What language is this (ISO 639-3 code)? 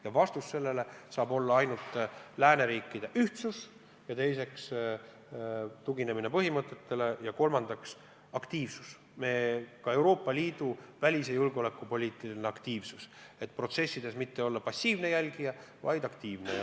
est